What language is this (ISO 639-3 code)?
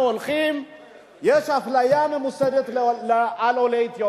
heb